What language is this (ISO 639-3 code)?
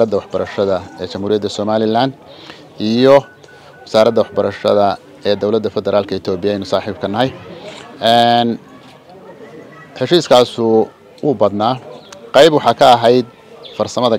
ara